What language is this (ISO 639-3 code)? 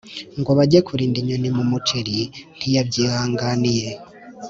kin